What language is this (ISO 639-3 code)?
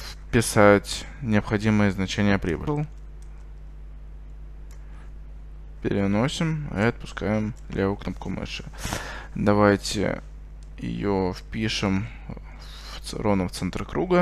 rus